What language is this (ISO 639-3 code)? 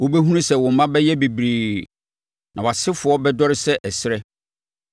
aka